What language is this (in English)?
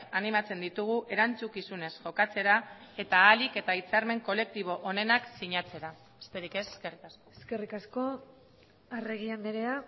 Basque